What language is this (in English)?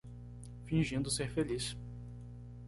Portuguese